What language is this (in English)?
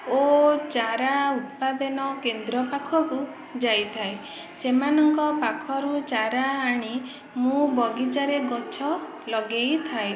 Odia